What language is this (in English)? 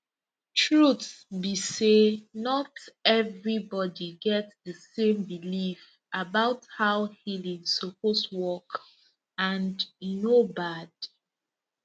Nigerian Pidgin